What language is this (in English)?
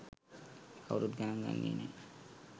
Sinhala